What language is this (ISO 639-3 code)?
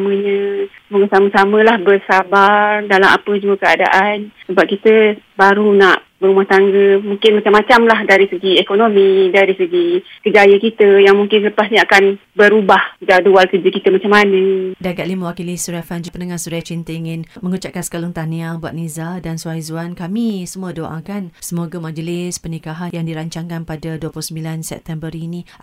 msa